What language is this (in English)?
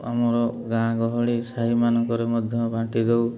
Odia